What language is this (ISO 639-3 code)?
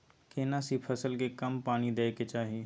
mai